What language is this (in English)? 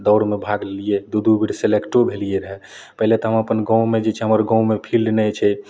Maithili